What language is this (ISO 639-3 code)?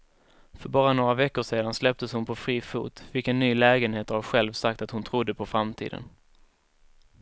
swe